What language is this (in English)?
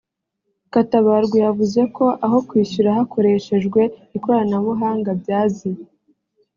Kinyarwanda